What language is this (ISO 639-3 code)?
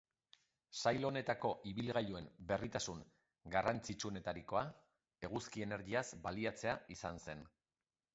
eus